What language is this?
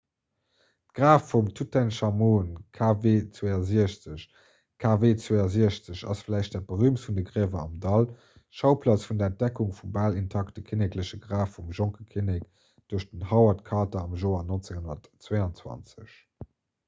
Luxembourgish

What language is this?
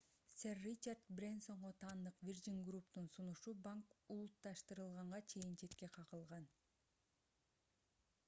Kyrgyz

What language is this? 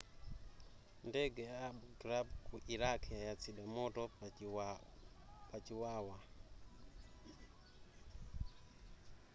Nyanja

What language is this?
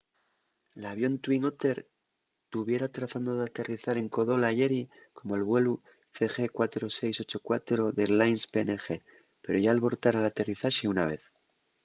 Asturian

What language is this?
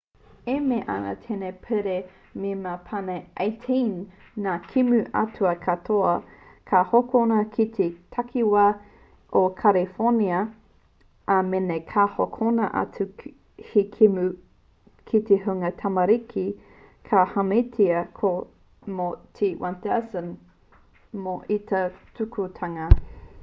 Māori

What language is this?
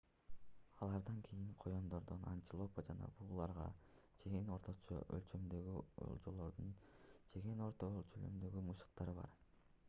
Kyrgyz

